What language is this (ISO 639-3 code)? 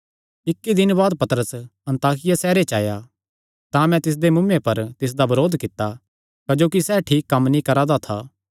xnr